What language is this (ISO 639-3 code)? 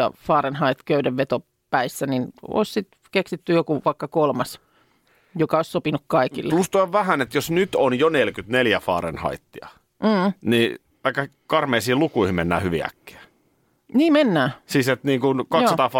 fin